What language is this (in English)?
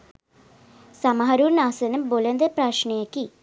Sinhala